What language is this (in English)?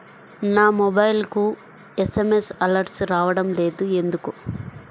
Telugu